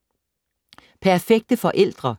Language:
Danish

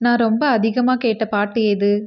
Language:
Tamil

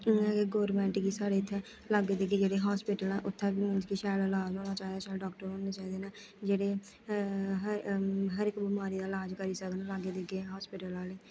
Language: Dogri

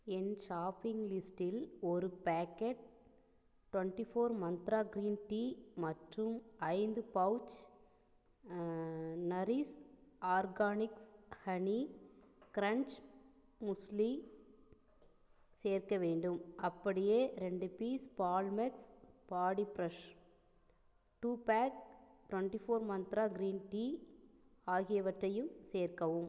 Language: Tamil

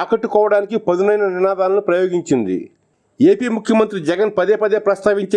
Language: English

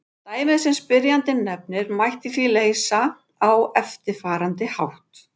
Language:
Icelandic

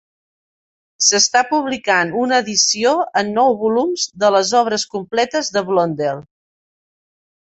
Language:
Catalan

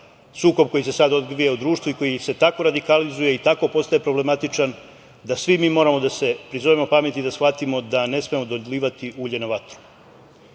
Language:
Serbian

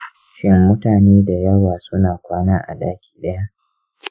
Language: Hausa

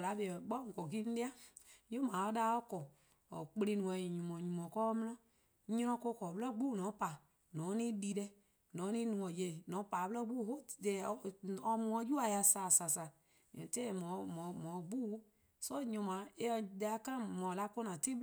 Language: Eastern Krahn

